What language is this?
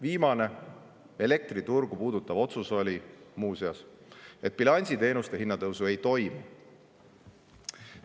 Estonian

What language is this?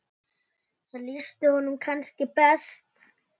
Icelandic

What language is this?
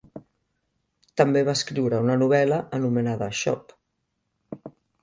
Catalan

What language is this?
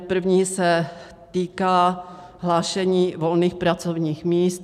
Czech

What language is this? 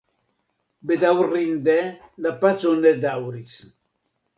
Esperanto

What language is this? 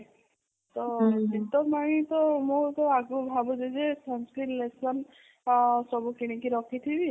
Odia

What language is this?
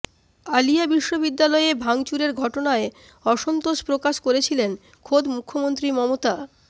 Bangla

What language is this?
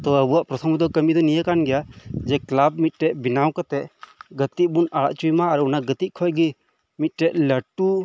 Santali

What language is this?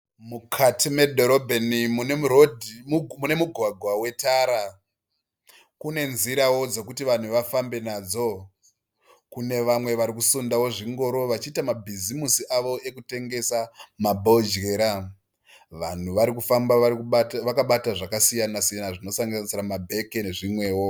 Shona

